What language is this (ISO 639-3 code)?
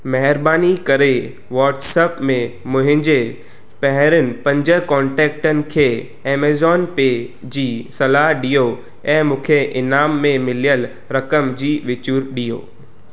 snd